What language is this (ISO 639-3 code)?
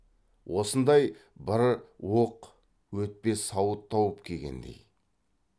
kaz